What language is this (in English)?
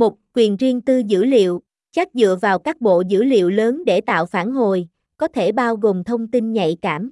Vietnamese